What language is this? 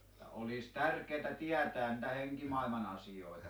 Finnish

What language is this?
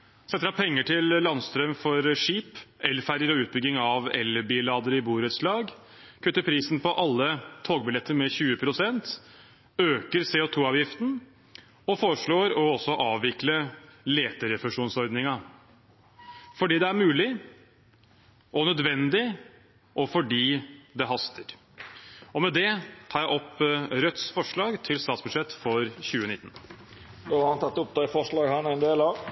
Norwegian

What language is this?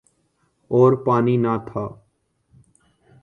Urdu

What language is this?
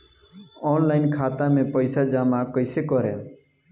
Bhojpuri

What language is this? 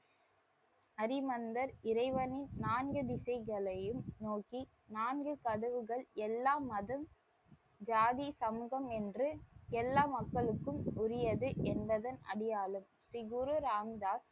Tamil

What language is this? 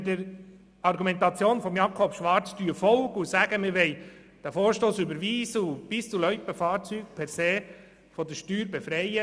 Swiss German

